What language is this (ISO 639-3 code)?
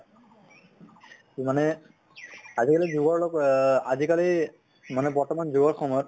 asm